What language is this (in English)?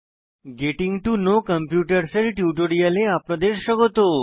Bangla